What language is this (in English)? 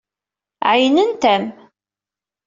Kabyle